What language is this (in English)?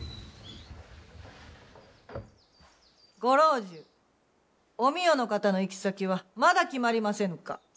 Japanese